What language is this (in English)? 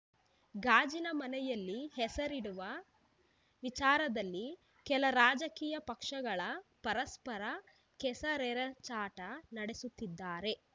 Kannada